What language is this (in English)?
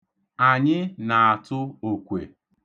Igbo